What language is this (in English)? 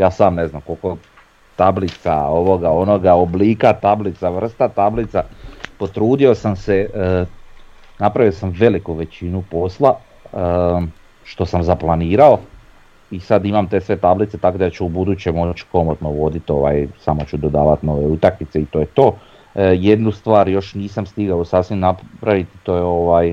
Croatian